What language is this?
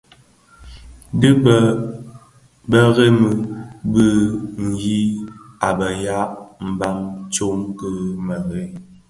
Bafia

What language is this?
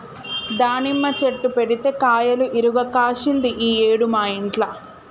Telugu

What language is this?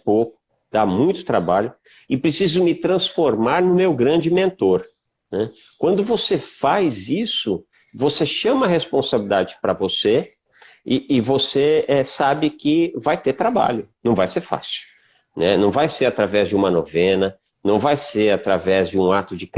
Portuguese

